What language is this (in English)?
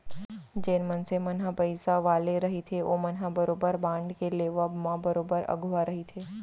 Chhattisgarhi